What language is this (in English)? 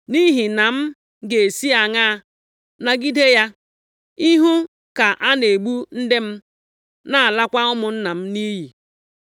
Igbo